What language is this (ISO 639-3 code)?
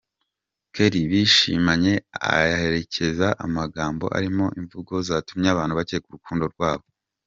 kin